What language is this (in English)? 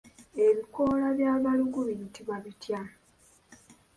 Ganda